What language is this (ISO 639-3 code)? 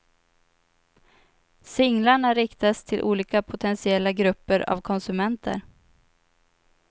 swe